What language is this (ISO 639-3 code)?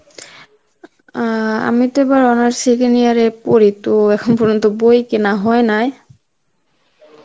ben